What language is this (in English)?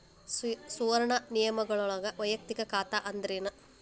Kannada